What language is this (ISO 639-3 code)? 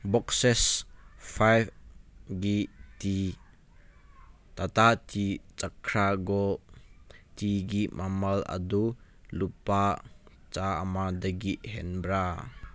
mni